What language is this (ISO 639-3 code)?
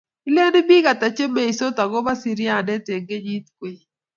kln